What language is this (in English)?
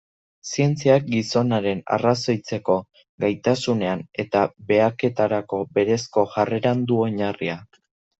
Basque